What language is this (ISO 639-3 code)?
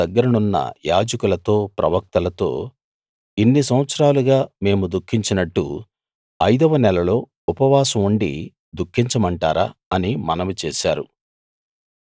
tel